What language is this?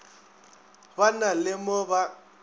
Northern Sotho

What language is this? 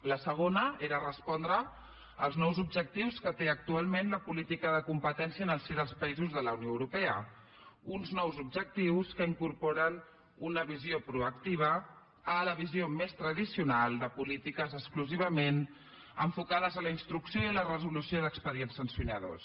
Catalan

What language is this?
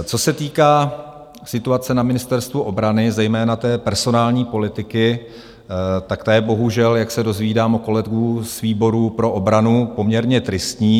Czech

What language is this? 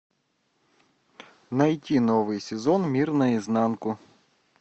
Russian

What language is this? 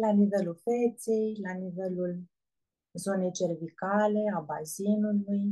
Romanian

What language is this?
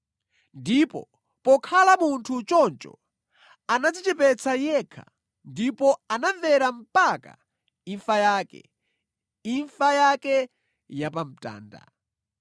Nyanja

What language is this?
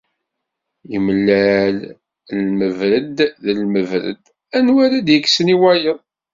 Kabyle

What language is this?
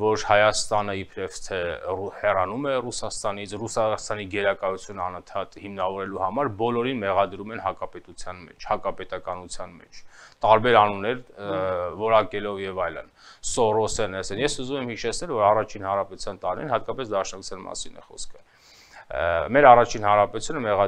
Romanian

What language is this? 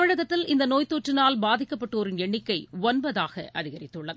Tamil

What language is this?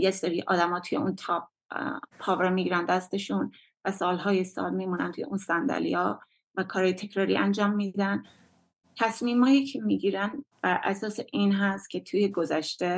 Persian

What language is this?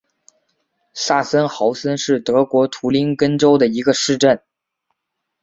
Chinese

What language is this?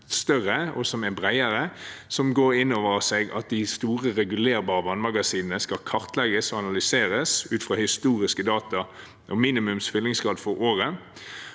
Norwegian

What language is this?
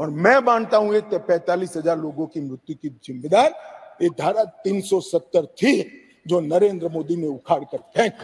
Hindi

